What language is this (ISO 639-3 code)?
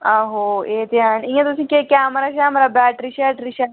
doi